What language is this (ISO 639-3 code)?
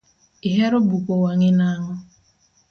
luo